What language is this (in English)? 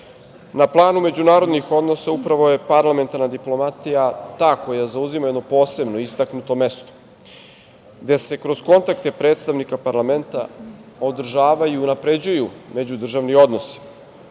Serbian